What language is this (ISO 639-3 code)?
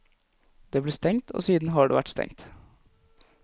nor